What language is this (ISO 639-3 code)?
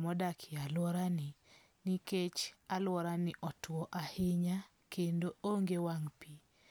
luo